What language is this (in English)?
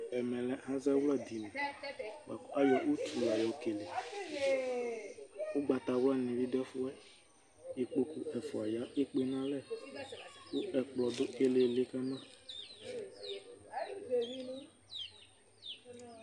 Ikposo